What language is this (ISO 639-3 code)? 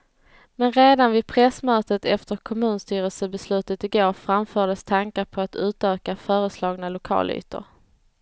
swe